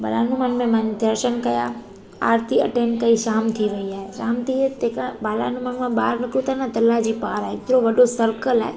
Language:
Sindhi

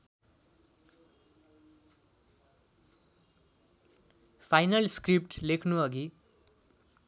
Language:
Nepali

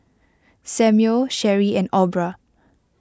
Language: English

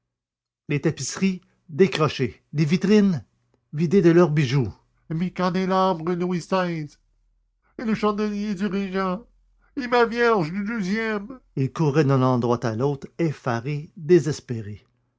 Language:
French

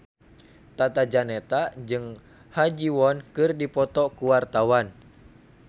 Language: Sundanese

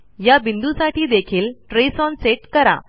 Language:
Marathi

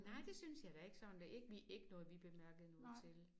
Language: Danish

